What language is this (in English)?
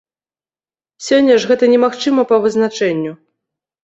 Belarusian